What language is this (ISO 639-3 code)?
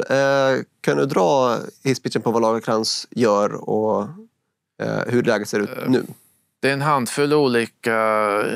swe